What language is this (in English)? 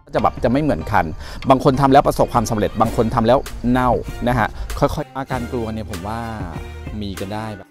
Thai